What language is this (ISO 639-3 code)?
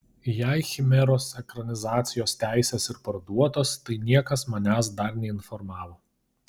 lit